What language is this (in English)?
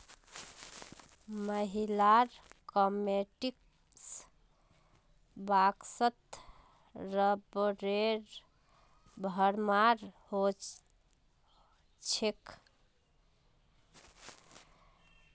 Magahi